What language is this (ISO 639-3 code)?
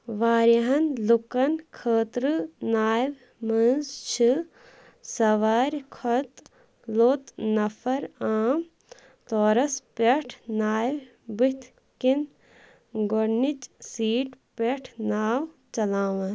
kas